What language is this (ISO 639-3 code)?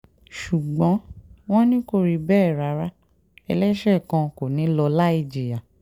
yor